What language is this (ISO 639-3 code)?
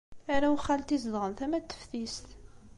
kab